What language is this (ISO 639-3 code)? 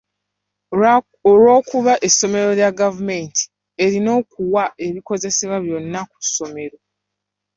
lug